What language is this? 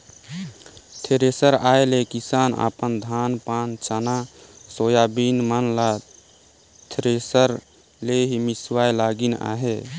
Chhattisgarhi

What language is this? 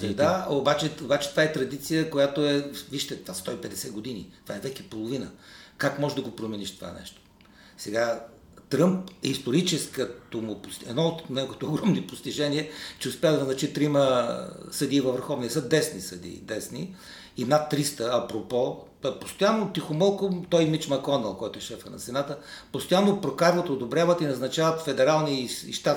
Bulgarian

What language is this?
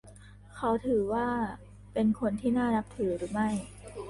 Thai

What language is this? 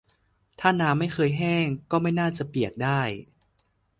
Thai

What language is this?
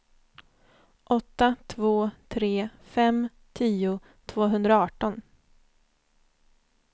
Swedish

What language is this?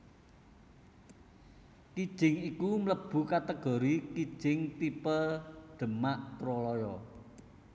Javanese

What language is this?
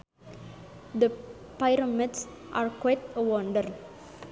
Sundanese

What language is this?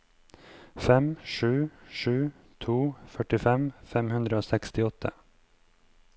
Norwegian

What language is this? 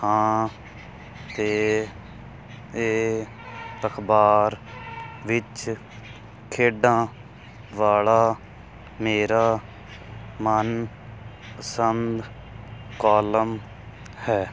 Punjabi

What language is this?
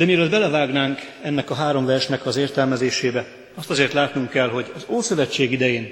Hungarian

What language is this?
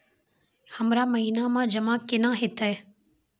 Maithili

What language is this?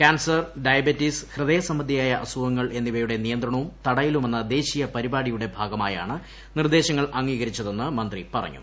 Malayalam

